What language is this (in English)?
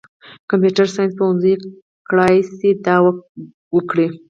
Pashto